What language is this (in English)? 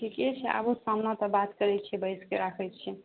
Maithili